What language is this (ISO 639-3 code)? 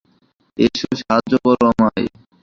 ben